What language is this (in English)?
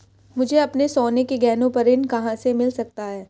Hindi